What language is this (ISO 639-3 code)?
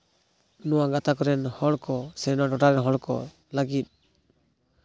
sat